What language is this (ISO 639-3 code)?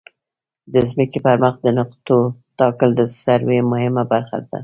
pus